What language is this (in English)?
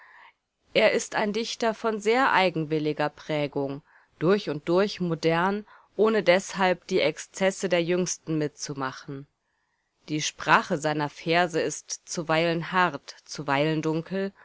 German